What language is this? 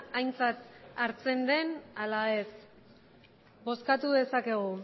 Basque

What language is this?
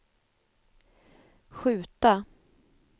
Swedish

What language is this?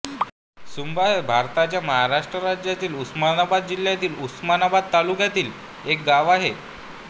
Marathi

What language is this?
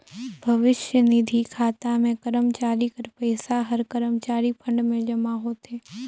Chhattisgarhi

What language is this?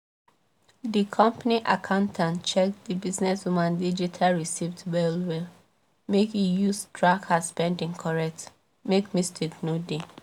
Nigerian Pidgin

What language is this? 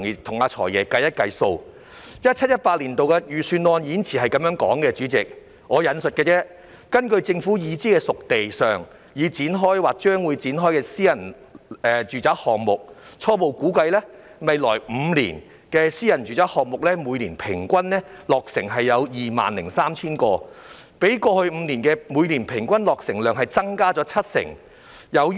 Cantonese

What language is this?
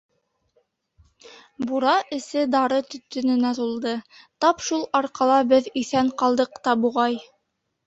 Bashkir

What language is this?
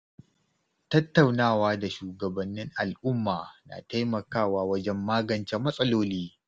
Hausa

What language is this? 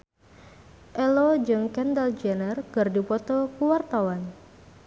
Sundanese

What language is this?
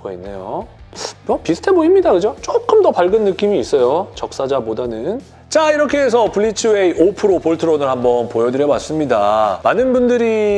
Korean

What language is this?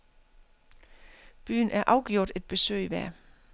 Danish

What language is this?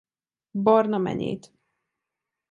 Hungarian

